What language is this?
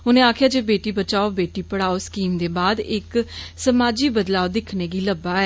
Dogri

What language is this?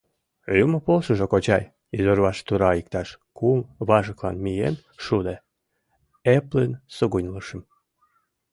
Mari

